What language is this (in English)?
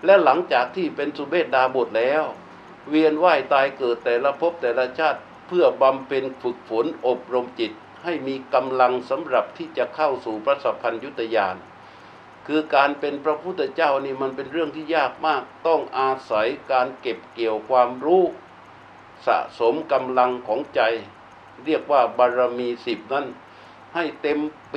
Thai